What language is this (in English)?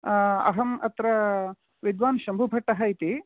Sanskrit